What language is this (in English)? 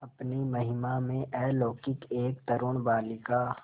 Hindi